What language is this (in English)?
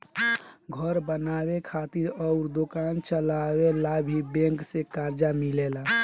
Bhojpuri